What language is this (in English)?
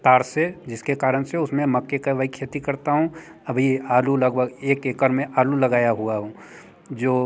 Hindi